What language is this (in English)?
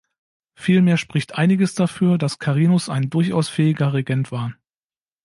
German